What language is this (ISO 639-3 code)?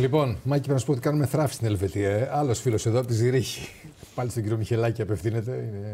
ell